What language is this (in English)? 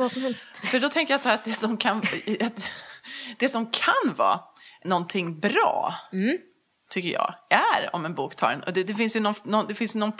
Swedish